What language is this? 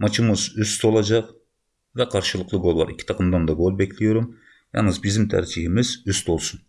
Turkish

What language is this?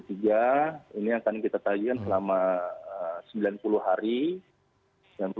Indonesian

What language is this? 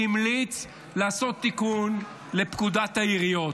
Hebrew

